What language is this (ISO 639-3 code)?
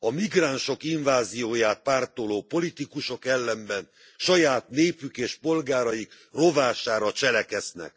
hun